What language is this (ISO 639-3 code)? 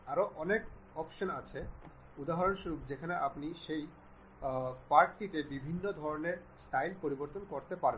ben